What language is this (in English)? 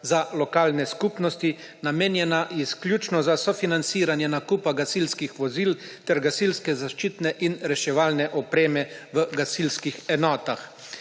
Slovenian